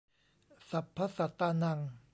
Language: Thai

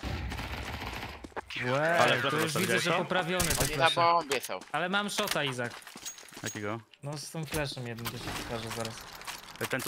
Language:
Polish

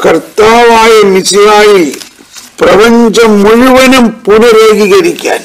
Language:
Malayalam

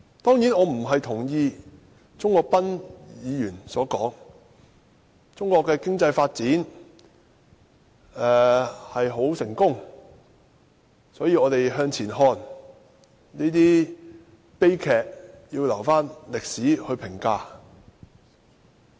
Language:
Cantonese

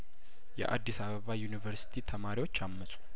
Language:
Amharic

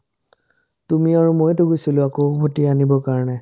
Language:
Assamese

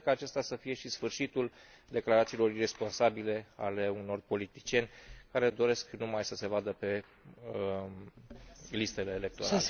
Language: Romanian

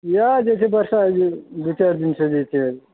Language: Maithili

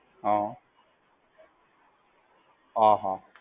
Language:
Gujarati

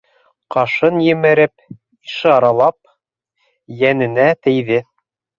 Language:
Bashkir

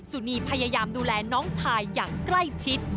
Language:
Thai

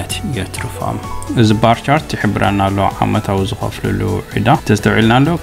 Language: Arabic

